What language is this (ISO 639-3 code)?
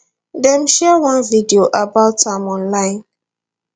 pcm